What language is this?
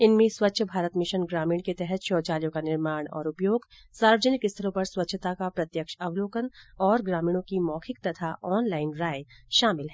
Hindi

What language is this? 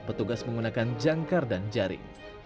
Indonesian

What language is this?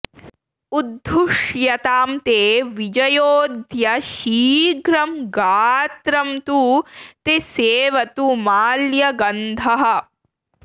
Sanskrit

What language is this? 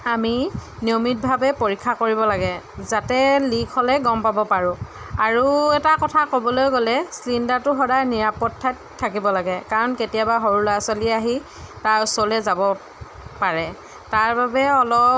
Assamese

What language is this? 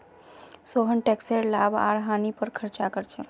Magahi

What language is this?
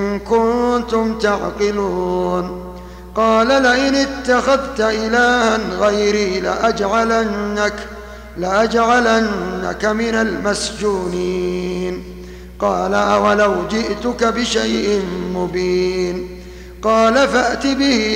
Arabic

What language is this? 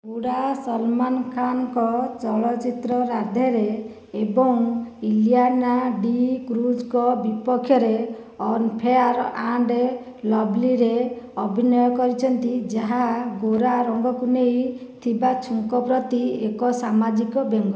Odia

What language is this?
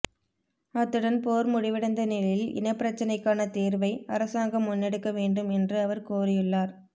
Tamil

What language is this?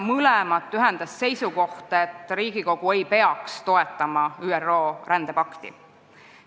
Estonian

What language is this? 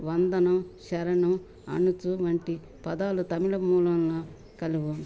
Telugu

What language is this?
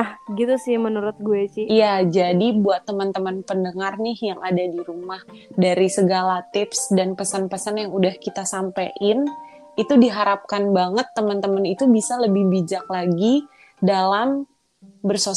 Indonesian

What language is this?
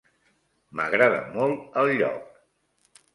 Catalan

